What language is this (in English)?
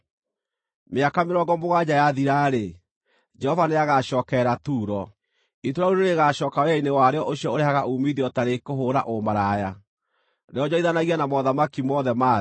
Kikuyu